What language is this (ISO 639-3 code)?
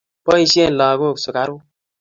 kln